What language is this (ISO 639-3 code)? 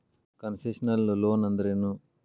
kan